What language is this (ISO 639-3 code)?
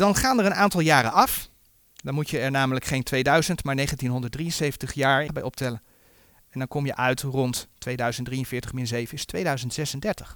nld